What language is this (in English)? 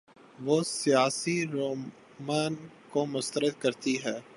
Urdu